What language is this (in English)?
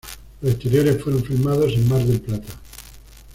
Spanish